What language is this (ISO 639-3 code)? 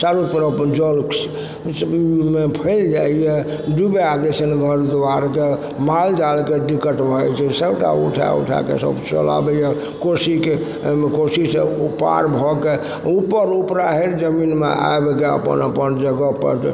mai